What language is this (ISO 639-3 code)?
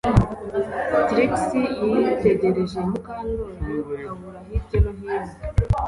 kin